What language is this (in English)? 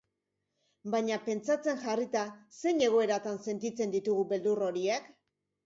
Basque